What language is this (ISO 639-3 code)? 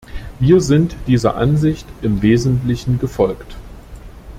deu